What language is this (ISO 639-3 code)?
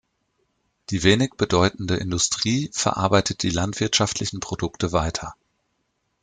deu